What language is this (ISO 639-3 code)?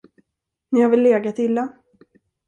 swe